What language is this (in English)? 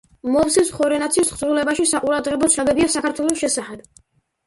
Georgian